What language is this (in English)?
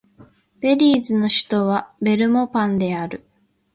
Japanese